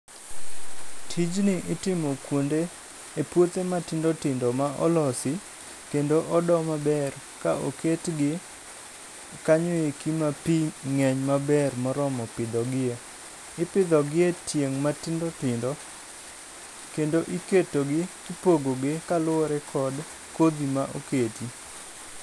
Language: Luo (Kenya and Tanzania)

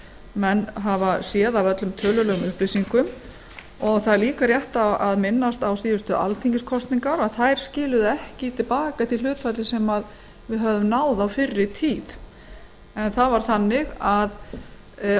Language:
Icelandic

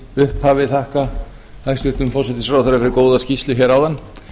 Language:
Icelandic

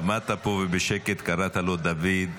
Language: Hebrew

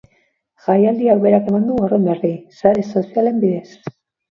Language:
Basque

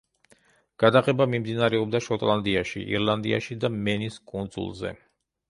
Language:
Georgian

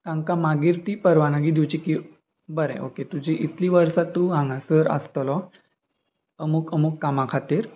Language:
Konkani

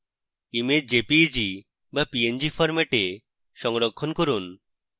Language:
Bangla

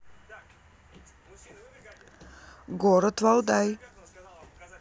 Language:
Russian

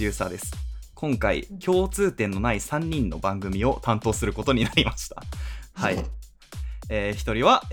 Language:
Japanese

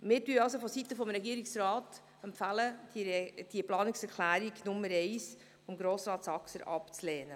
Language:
Swiss German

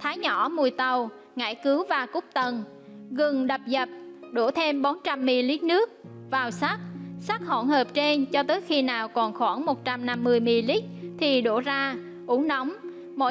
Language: Vietnamese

